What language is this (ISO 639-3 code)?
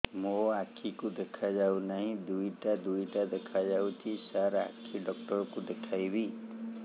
ori